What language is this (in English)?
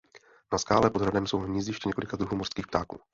Czech